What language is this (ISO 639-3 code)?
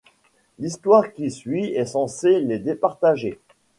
fra